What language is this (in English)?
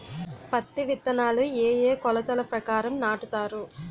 Telugu